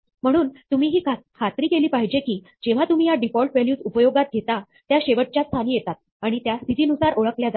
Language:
Marathi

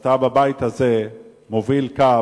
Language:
Hebrew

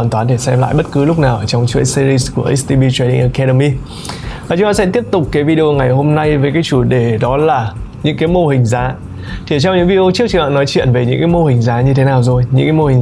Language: Vietnamese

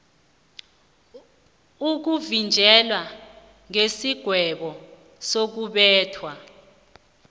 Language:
South Ndebele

